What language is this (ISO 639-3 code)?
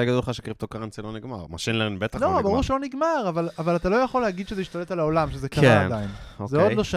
heb